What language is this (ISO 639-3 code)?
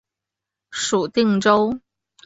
zho